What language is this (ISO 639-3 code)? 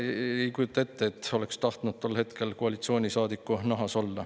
est